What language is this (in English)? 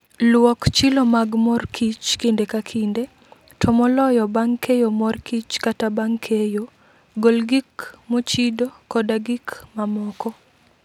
Luo (Kenya and Tanzania)